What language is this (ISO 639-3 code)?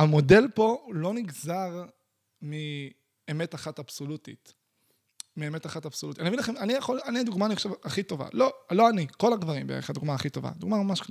heb